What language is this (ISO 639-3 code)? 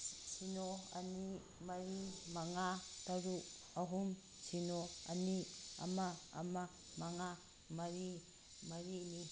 mni